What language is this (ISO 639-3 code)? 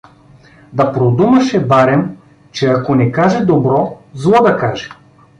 bul